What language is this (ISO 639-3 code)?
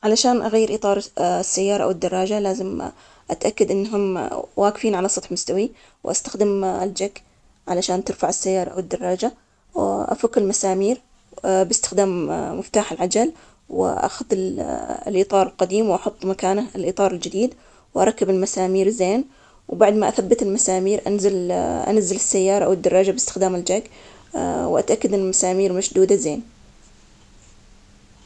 acx